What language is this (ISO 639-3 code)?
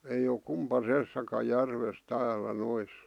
fin